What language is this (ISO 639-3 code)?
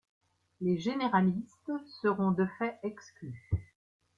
fra